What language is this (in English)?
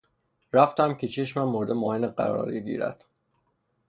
Persian